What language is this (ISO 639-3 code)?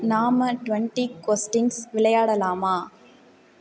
tam